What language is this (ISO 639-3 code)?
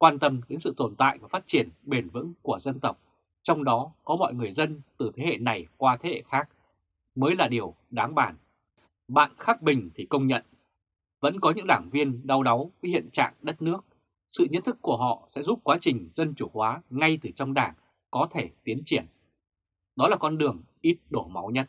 vie